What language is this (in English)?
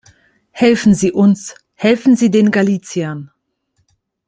German